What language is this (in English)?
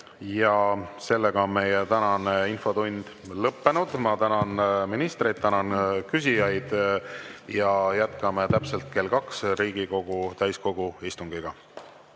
Estonian